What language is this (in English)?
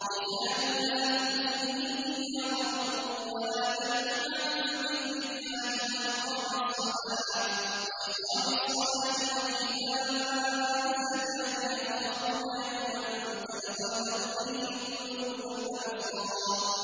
Arabic